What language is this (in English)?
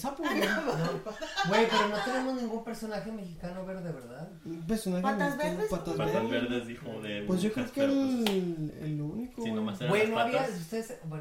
Spanish